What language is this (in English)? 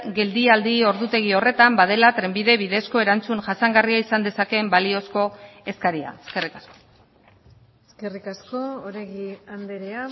Basque